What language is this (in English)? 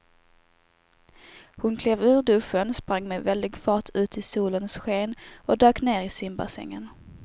Swedish